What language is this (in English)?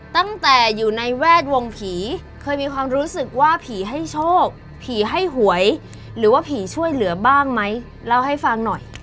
Thai